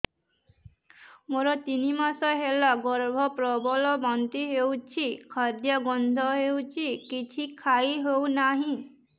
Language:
Odia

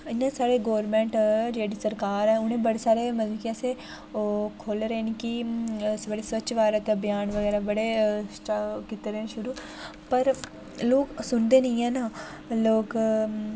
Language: Dogri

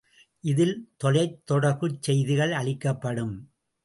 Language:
Tamil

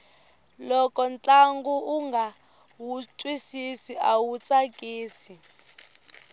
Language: Tsonga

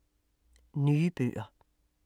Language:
Danish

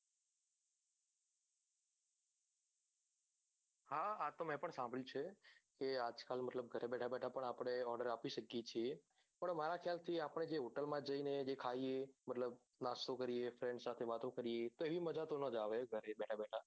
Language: Gujarati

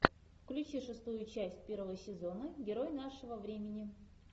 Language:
Russian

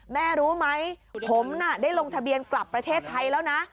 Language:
Thai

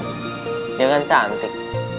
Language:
Indonesian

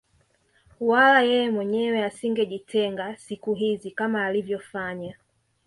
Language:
Swahili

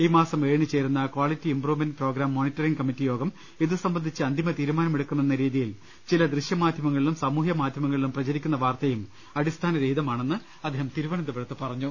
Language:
Malayalam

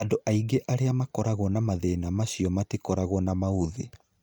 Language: Kikuyu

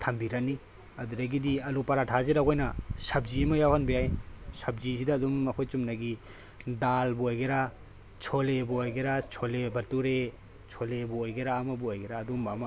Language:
Manipuri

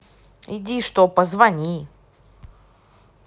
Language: Russian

